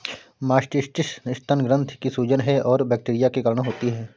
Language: Hindi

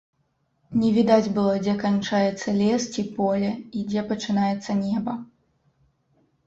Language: Belarusian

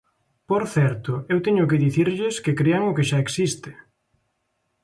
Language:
Galician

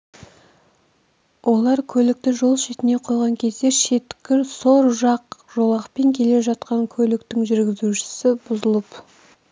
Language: Kazakh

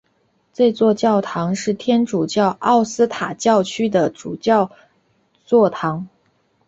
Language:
Chinese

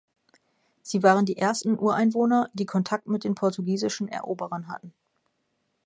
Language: German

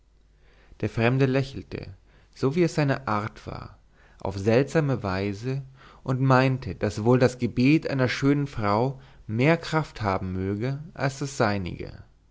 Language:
German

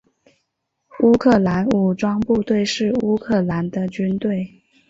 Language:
Chinese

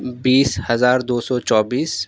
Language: Urdu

